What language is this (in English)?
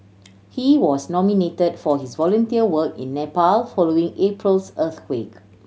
English